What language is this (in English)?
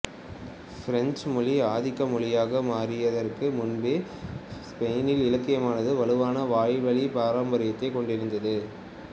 Tamil